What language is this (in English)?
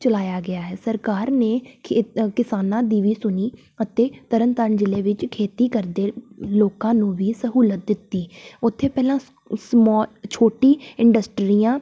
Punjabi